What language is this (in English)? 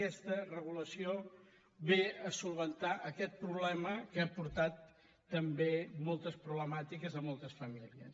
Catalan